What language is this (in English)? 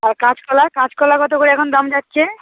Bangla